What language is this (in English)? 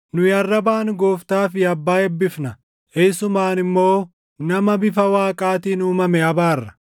Oromo